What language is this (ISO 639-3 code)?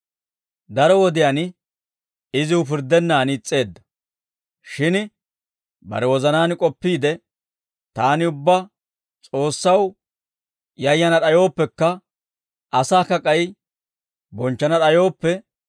dwr